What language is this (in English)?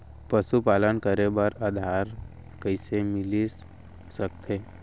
Chhattisgarhi